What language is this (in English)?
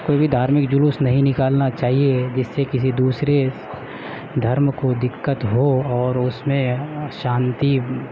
Urdu